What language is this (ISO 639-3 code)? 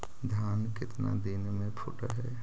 mag